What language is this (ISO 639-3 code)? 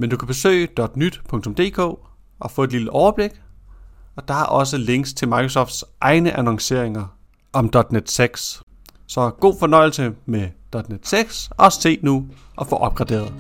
dan